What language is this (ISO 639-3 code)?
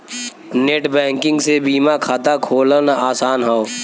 bho